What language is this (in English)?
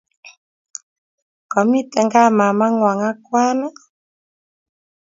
Kalenjin